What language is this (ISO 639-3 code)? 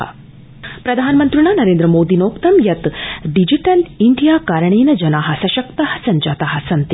san